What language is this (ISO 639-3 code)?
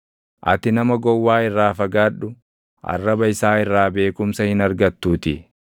orm